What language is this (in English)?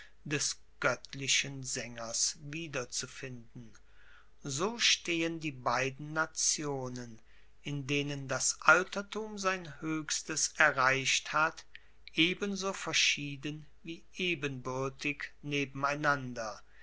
German